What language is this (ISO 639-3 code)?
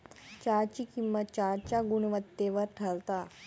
mar